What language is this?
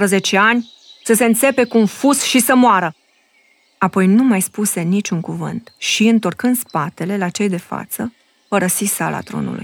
Romanian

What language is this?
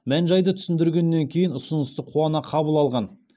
Kazakh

